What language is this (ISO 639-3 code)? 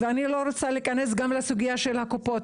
heb